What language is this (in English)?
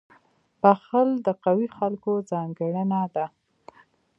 Pashto